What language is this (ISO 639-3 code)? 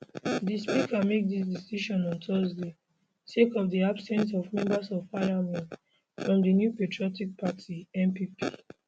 pcm